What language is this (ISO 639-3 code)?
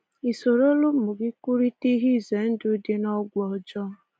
ibo